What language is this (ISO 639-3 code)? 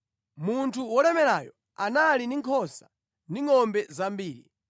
nya